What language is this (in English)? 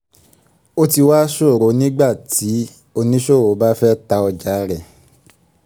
Yoruba